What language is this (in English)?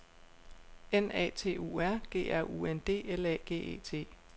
Danish